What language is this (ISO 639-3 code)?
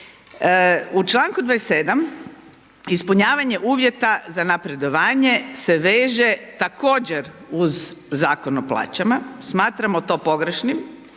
hrv